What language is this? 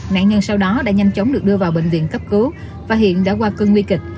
Vietnamese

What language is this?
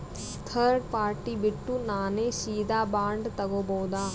Kannada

